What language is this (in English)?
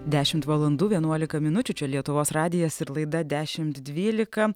Lithuanian